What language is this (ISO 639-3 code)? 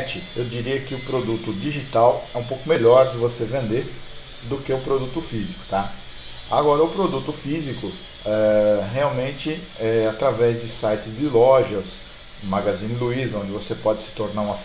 por